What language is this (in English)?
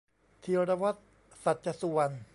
Thai